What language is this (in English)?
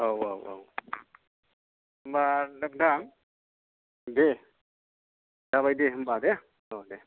Bodo